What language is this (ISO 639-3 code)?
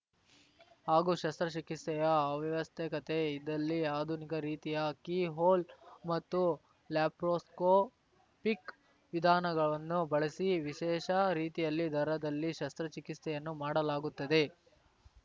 kan